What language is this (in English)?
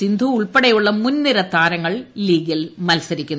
Malayalam